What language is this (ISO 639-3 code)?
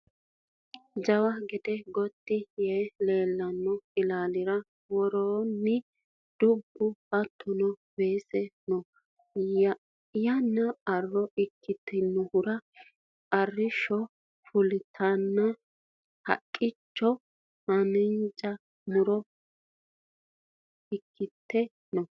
sid